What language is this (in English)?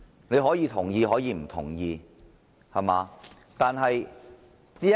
Cantonese